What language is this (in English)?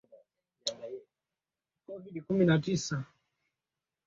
Swahili